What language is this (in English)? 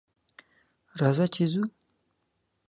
Pashto